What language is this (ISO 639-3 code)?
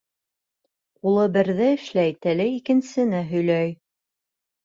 bak